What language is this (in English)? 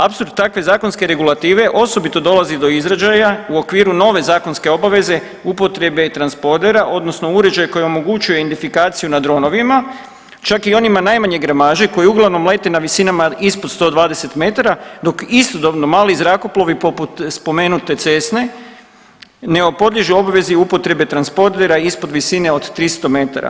Croatian